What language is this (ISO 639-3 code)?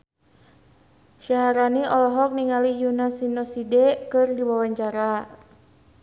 sun